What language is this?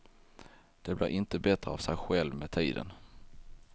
Swedish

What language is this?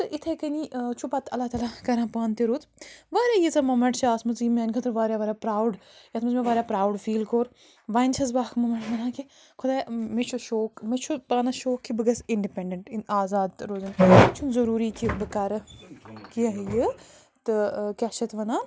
Kashmiri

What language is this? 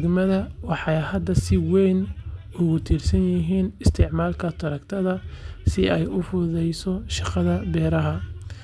Somali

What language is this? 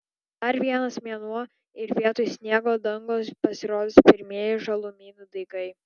Lithuanian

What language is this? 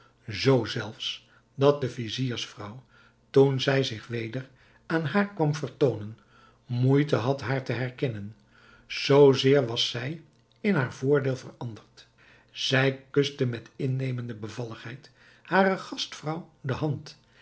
Dutch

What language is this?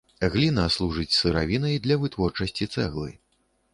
Belarusian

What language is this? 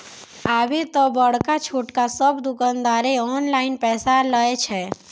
Maithili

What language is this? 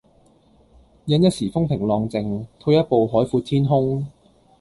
Cantonese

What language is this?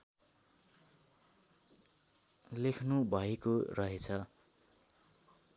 Nepali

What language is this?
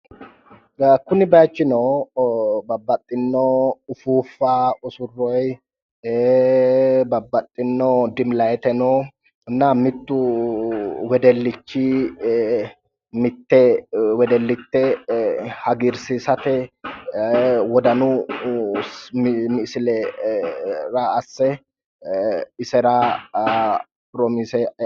Sidamo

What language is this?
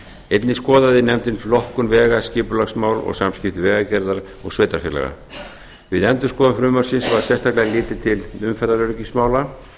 Icelandic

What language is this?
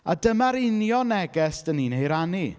Welsh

